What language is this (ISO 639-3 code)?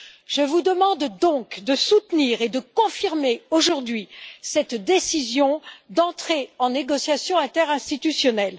fra